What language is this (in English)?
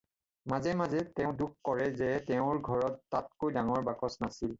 Assamese